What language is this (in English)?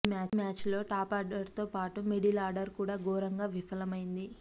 Telugu